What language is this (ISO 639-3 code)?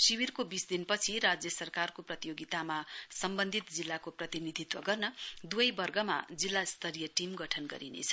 nep